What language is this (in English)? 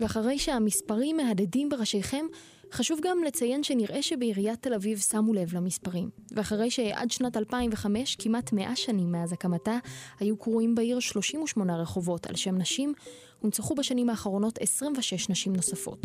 Hebrew